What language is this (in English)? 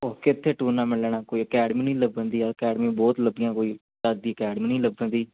Punjabi